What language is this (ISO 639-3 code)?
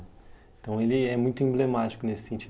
por